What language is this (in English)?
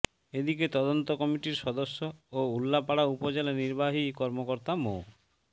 Bangla